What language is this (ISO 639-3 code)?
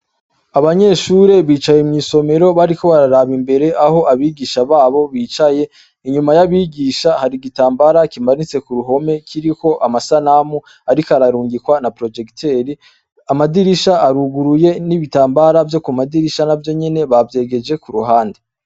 run